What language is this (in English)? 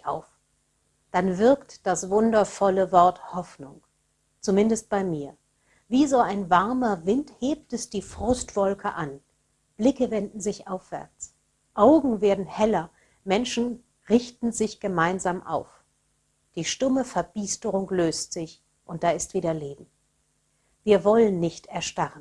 German